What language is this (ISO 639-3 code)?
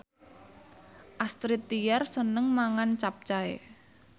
jav